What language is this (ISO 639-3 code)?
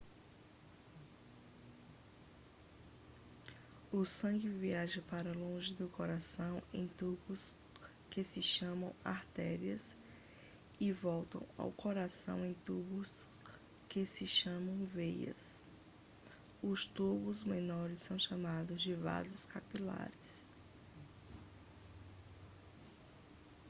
por